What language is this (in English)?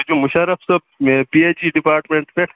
Kashmiri